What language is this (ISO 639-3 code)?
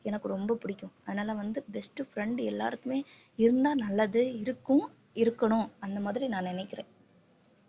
tam